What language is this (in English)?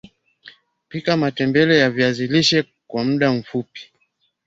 Swahili